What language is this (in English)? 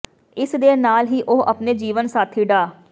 Punjabi